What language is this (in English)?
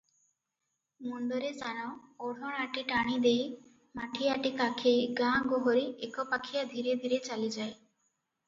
Odia